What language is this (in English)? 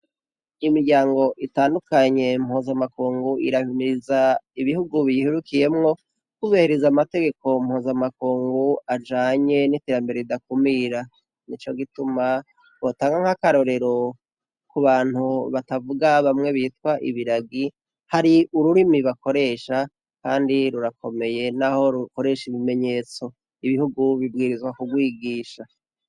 Rundi